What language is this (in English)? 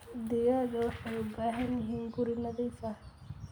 Somali